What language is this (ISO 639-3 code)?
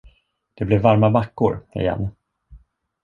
swe